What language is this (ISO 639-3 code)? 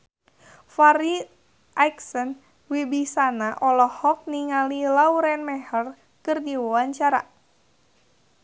sun